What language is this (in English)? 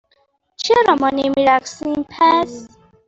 Persian